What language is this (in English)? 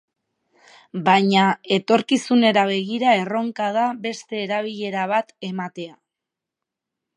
Basque